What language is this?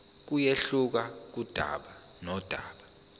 Zulu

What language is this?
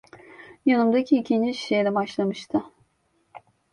Turkish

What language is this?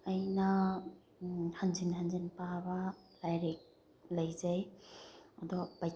Manipuri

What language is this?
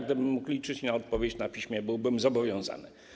Polish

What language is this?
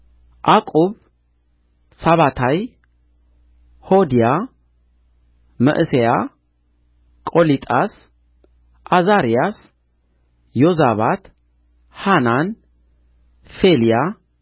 Amharic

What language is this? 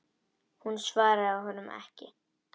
Icelandic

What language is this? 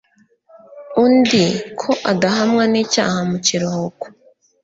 Kinyarwanda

